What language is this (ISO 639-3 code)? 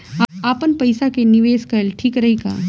bho